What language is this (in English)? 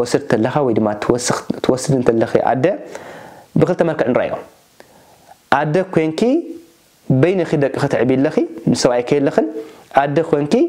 Arabic